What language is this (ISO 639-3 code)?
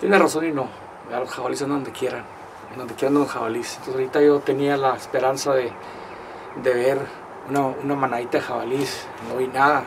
spa